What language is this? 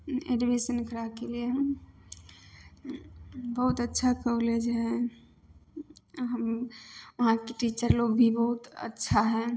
Maithili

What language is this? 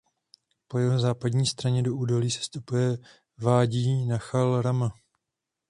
Czech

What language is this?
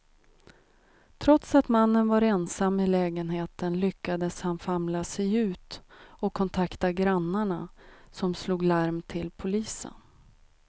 Swedish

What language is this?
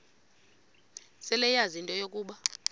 Xhosa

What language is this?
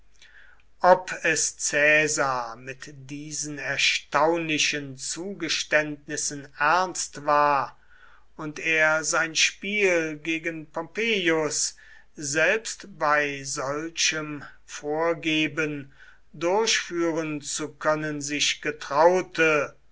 German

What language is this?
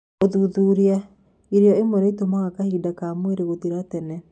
Kikuyu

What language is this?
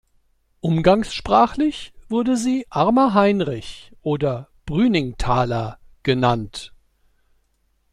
German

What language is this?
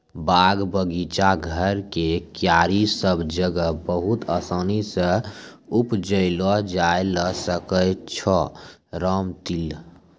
Maithili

